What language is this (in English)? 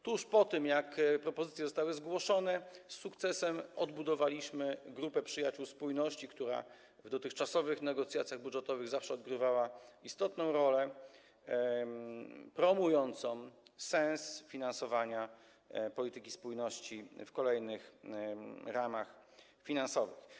Polish